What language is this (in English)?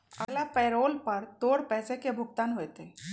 Magahi